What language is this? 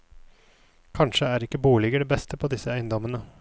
Norwegian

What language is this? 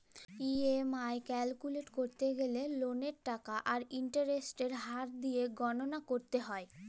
Bangla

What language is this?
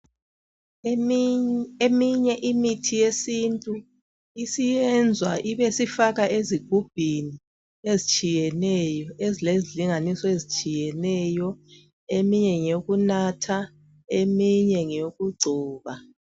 North Ndebele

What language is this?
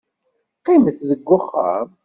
Kabyle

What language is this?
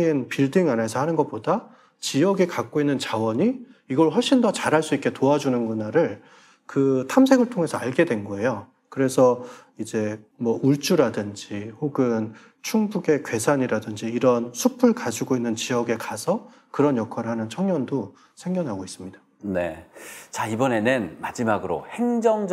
Korean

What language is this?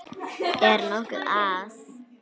Icelandic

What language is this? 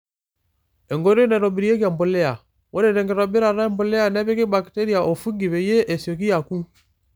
Masai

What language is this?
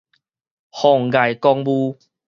Min Nan Chinese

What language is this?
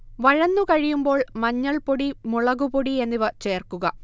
Malayalam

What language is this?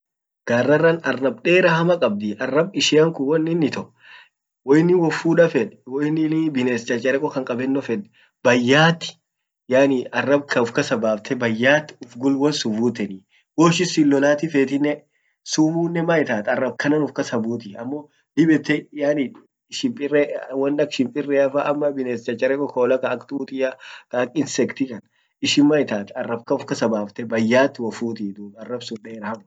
Orma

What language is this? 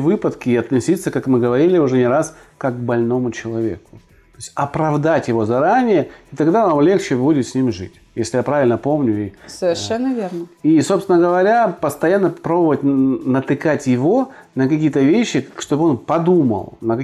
Russian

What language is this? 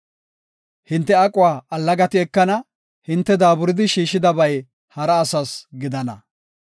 Gofa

